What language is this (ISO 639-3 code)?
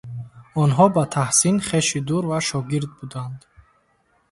tgk